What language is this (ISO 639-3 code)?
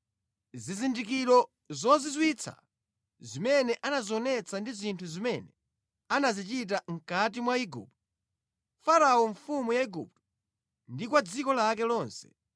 nya